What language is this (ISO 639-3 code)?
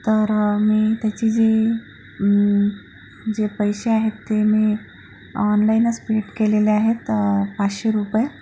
mar